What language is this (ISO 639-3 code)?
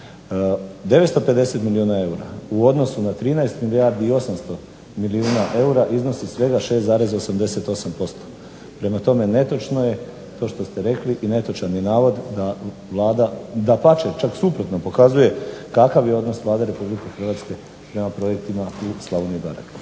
hrv